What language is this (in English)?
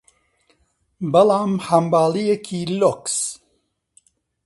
Central Kurdish